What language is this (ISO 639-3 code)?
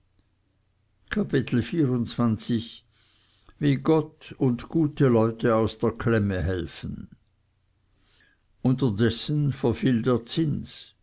deu